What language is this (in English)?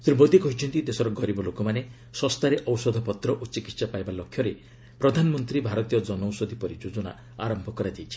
Odia